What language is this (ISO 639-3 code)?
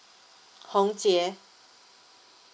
eng